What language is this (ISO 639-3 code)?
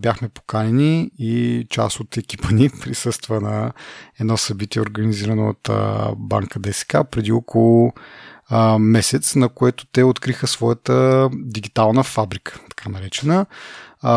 bul